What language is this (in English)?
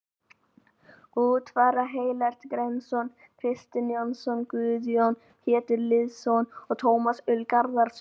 Icelandic